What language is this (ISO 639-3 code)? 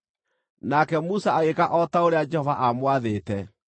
kik